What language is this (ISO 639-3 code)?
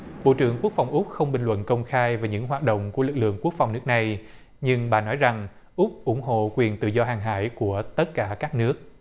vie